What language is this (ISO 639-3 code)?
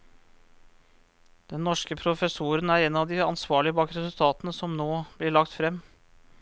nor